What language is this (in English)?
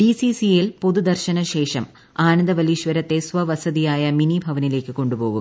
Malayalam